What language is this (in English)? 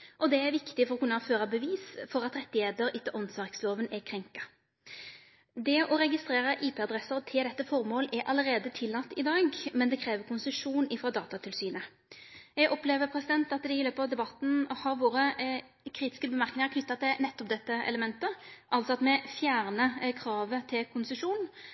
Norwegian Nynorsk